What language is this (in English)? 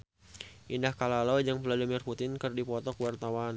Sundanese